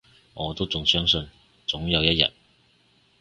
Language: Cantonese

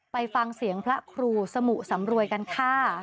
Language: Thai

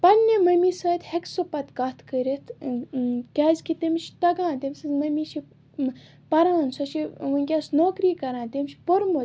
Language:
Kashmiri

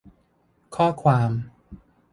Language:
Thai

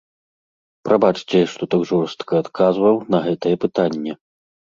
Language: Belarusian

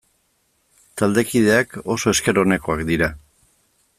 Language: Basque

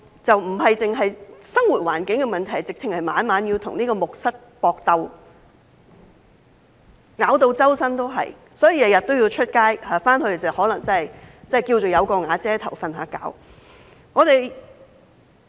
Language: Cantonese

